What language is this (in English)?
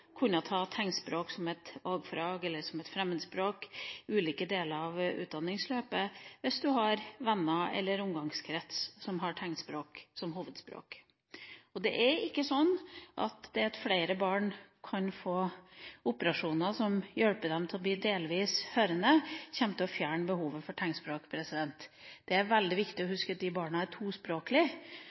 Norwegian Bokmål